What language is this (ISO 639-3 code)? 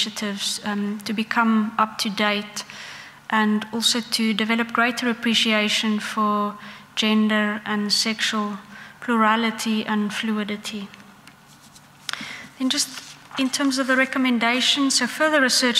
eng